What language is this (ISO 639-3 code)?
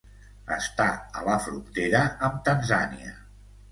cat